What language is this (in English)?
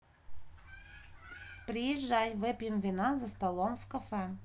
Russian